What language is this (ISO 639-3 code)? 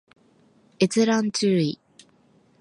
jpn